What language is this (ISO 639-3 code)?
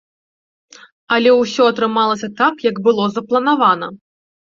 bel